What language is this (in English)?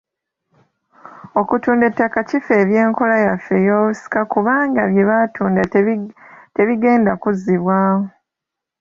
Ganda